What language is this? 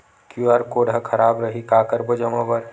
Chhattisgarhi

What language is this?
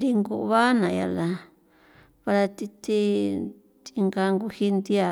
San Felipe Otlaltepec Popoloca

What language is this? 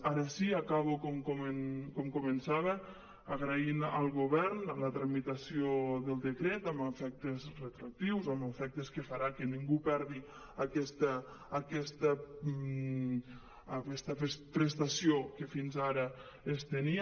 Catalan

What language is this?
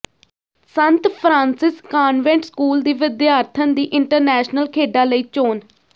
Punjabi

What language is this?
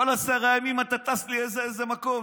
Hebrew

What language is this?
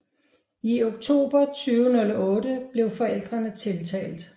Danish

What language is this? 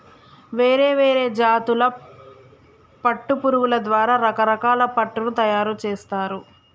Telugu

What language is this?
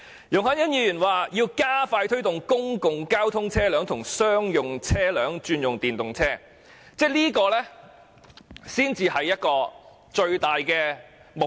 Cantonese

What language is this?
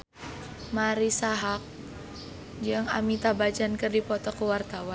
Sundanese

